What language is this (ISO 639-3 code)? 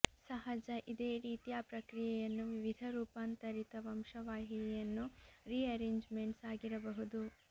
kan